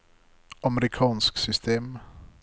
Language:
Norwegian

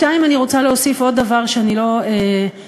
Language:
Hebrew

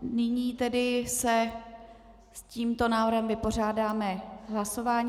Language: Czech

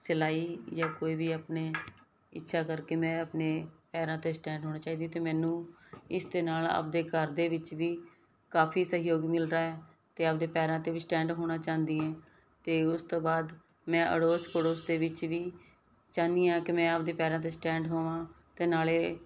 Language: Punjabi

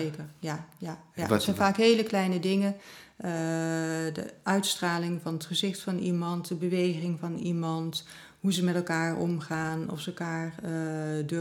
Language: Dutch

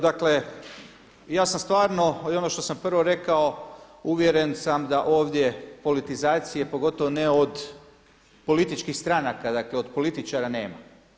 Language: Croatian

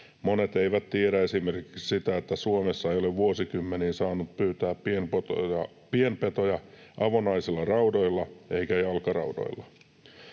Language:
Finnish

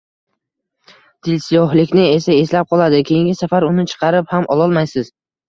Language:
Uzbek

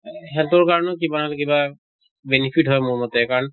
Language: Assamese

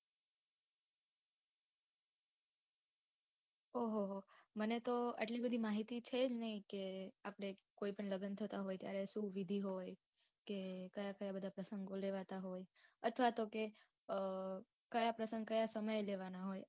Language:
Gujarati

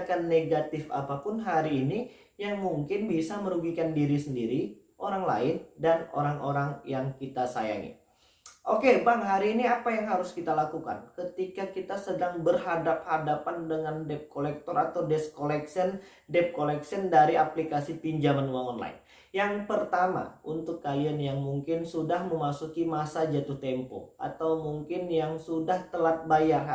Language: Indonesian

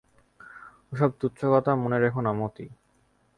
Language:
Bangla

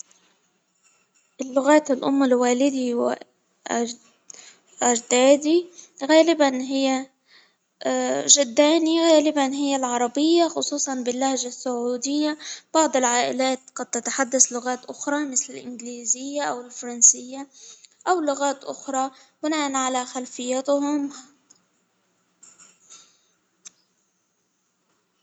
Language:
Hijazi Arabic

